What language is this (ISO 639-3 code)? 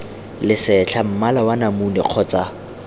tsn